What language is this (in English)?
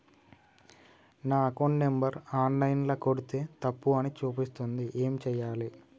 Telugu